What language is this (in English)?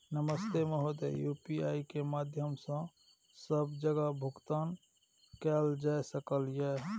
Maithili